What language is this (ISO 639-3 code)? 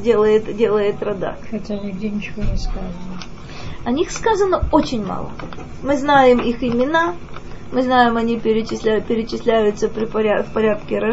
rus